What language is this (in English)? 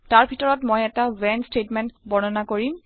Assamese